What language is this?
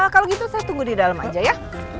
Indonesian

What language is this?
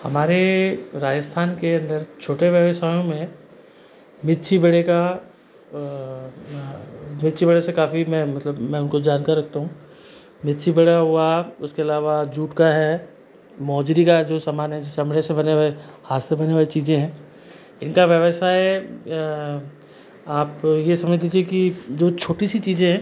Hindi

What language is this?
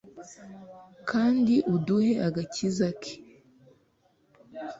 Kinyarwanda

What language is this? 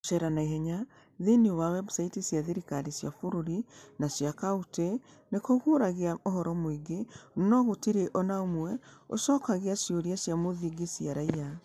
Kikuyu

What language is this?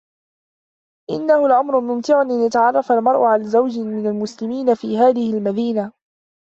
Arabic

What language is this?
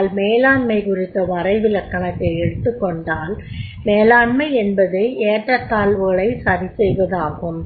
Tamil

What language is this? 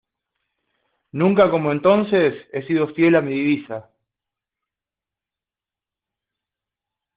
Spanish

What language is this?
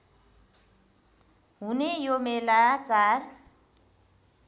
Nepali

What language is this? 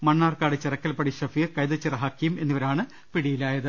Malayalam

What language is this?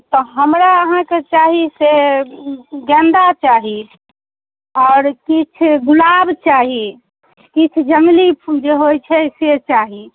Maithili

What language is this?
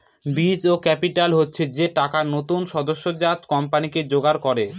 Bangla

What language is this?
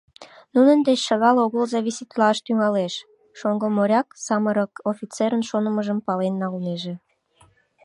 Mari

